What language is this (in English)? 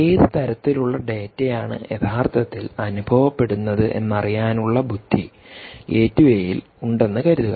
Malayalam